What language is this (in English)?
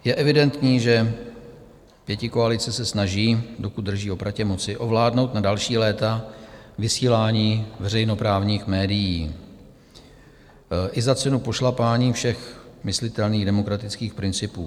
Czech